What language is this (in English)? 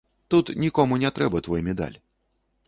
Belarusian